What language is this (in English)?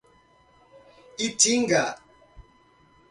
Portuguese